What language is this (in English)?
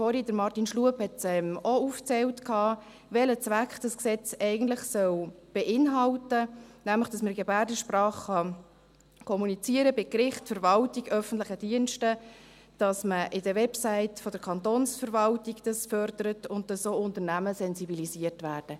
Swiss German